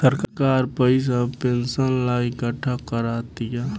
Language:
Bhojpuri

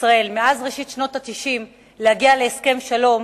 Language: Hebrew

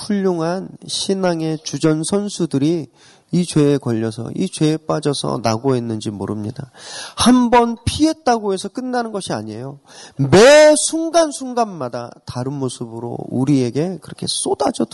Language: Korean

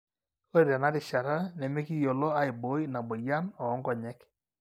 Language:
Masai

